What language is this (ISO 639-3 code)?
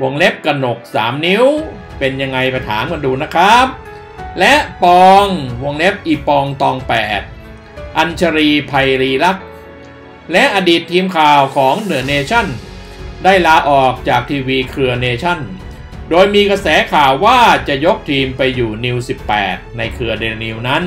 tha